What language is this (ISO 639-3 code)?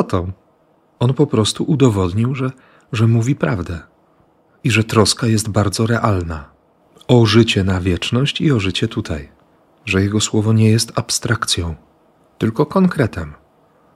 pol